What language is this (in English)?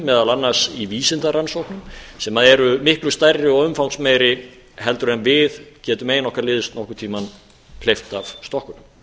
Icelandic